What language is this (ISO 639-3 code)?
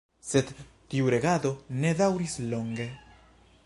epo